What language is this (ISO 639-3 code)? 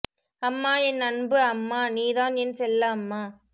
tam